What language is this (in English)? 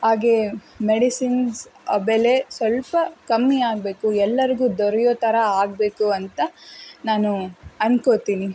Kannada